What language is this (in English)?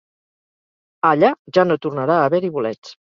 Catalan